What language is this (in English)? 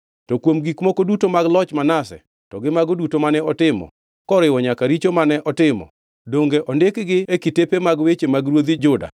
Luo (Kenya and Tanzania)